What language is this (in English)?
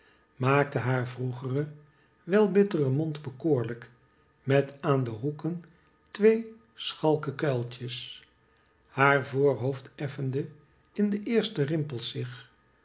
Dutch